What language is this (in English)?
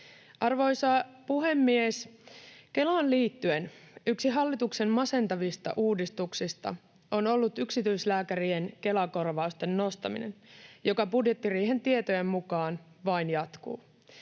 Finnish